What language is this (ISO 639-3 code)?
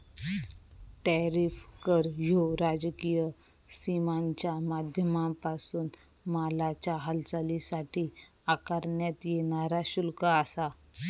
mar